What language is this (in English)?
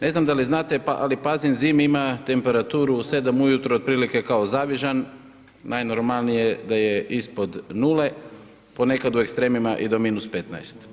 Croatian